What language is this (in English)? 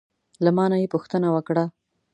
Pashto